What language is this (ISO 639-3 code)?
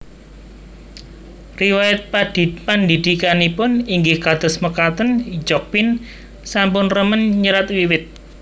jav